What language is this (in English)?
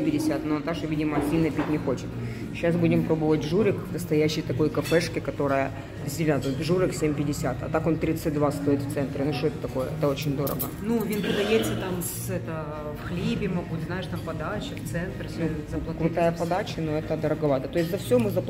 Russian